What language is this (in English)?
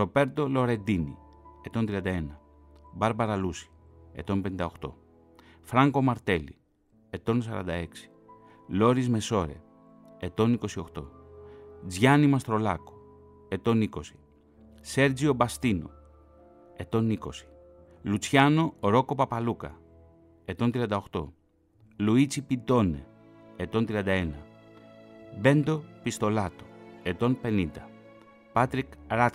Greek